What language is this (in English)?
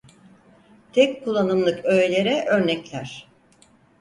Turkish